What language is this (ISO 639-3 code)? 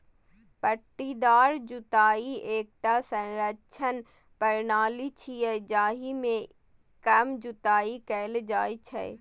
mai